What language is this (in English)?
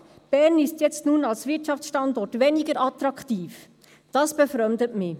Swiss German